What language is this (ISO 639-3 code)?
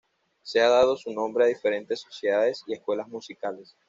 spa